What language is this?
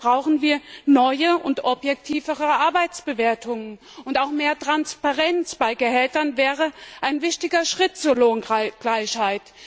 German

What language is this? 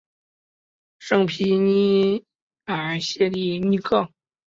Chinese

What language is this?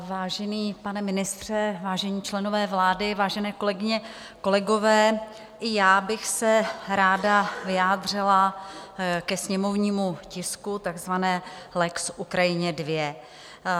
Czech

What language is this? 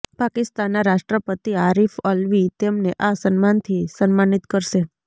Gujarati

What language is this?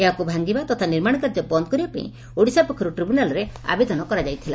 Odia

